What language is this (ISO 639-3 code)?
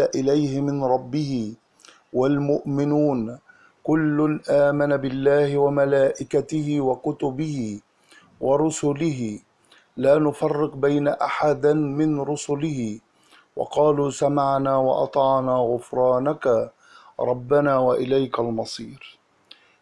ara